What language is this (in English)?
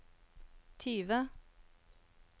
Norwegian